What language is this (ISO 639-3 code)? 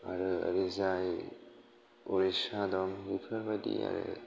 brx